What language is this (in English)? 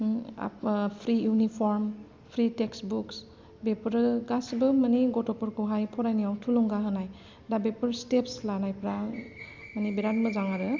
Bodo